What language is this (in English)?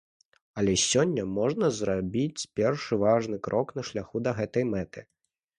Belarusian